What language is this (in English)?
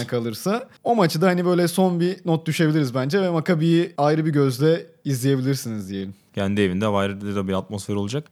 Turkish